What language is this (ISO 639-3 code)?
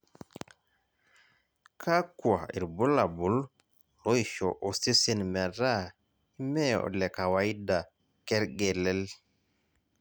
mas